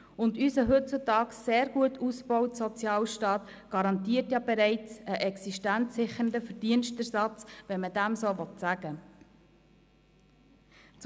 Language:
Swiss German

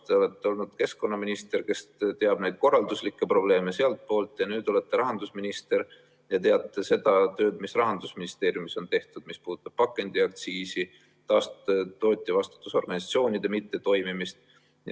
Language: Estonian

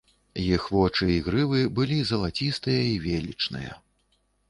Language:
Belarusian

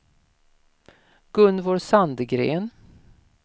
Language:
Swedish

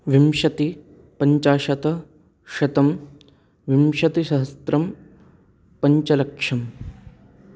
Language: Sanskrit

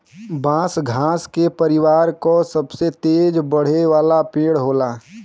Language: Bhojpuri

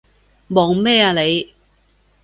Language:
Cantonese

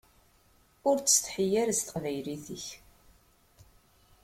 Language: Kabyle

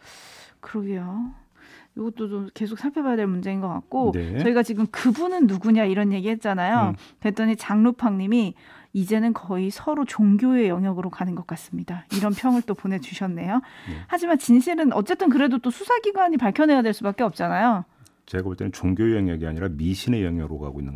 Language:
Korean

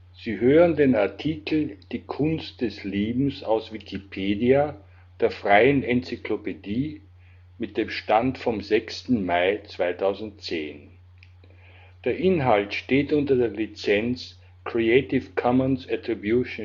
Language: German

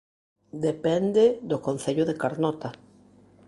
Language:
Galician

